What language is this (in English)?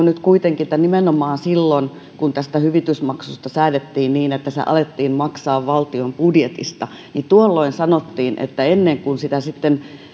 Finnish